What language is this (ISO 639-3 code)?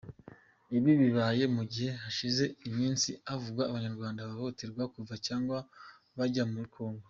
kin